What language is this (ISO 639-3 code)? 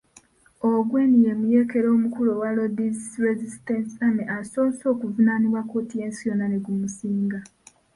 lug